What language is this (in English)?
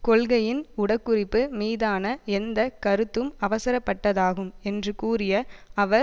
Tamil